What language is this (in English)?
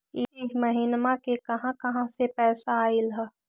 Magahi